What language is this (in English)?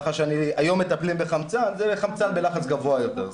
Hebrew